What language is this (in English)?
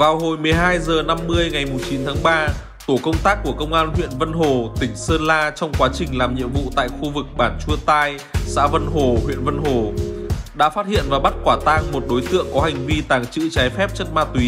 Vietnamese